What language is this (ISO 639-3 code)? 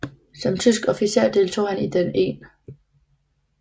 dan